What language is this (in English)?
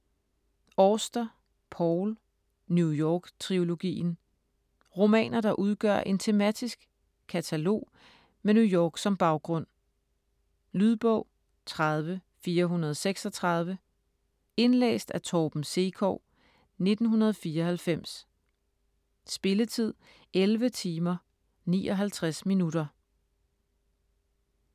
Danish